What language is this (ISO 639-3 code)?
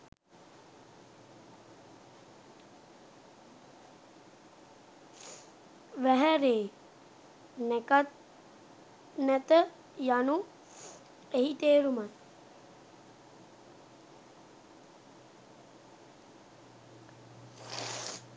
sin